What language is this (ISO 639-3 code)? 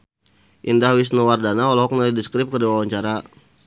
sun